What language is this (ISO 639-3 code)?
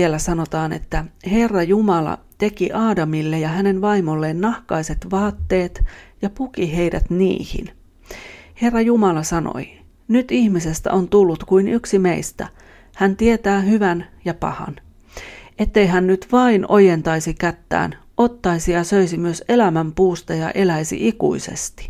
fin